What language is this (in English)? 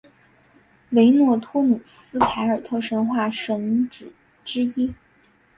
Chinese